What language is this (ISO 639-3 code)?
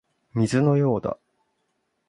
jpn